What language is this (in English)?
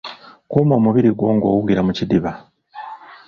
Ganda